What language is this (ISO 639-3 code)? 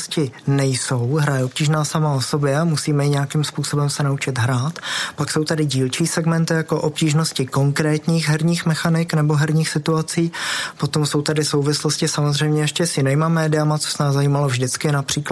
ces